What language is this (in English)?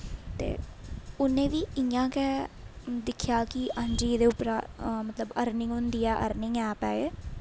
Dogri